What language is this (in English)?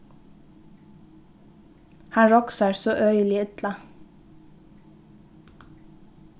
Faroese